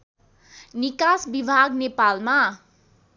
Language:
Nepali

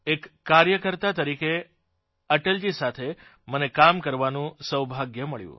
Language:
Gujarati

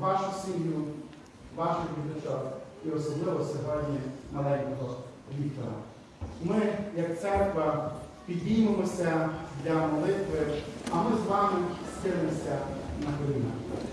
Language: Ukrainian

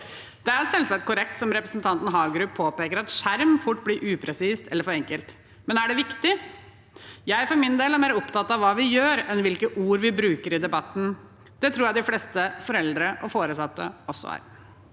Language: Norwegian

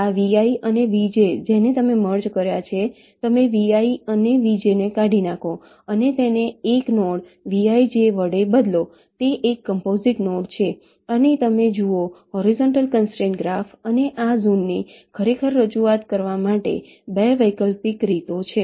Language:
Gujarati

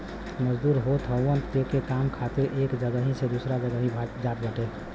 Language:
Bhojpuri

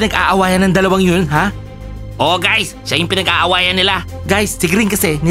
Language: Filipino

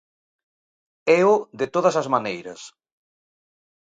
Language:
Galician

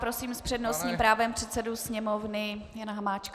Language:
Czech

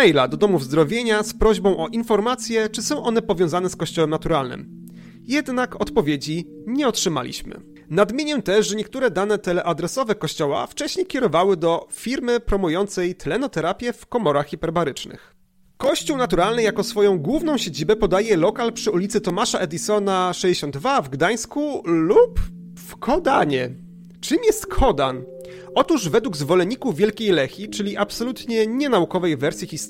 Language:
Polish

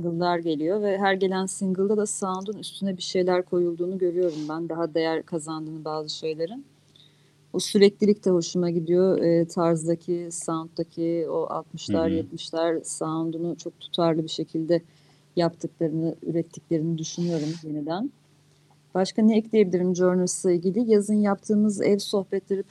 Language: Turkish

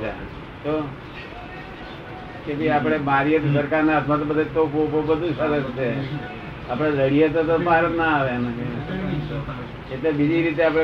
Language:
Gujarati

